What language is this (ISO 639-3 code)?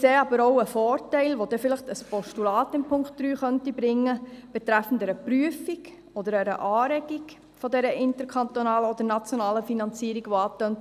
gsw